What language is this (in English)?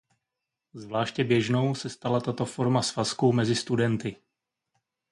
Czech